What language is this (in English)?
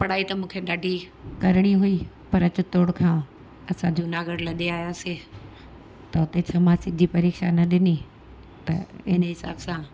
Sindhi